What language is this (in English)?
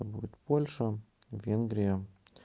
Russian